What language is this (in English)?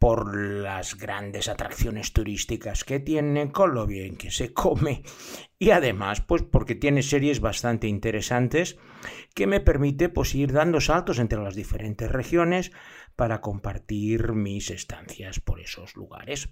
Spanish